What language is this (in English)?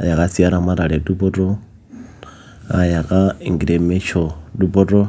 Masai